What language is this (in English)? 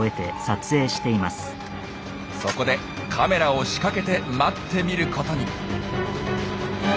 Japanese